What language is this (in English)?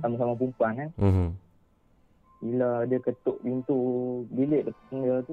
Malay